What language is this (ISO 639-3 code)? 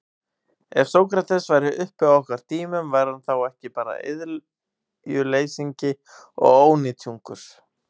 isl